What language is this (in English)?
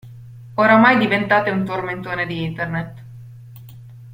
Italian